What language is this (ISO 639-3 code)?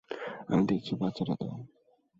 ben